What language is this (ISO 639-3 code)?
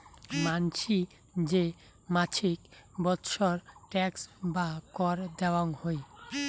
ben